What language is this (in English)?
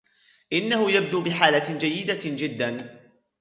Arabic